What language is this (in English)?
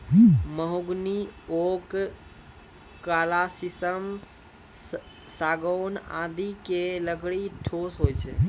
Maithili